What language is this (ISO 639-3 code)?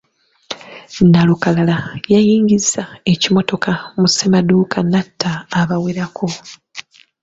lug